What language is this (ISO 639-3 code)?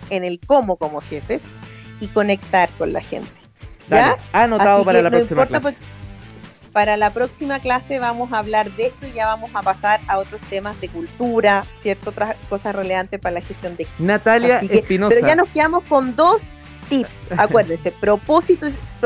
spa